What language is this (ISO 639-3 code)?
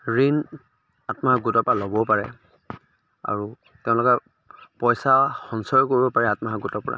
asm